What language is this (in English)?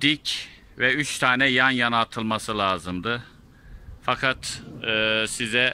Turkish